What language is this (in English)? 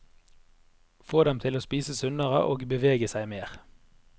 Norwegian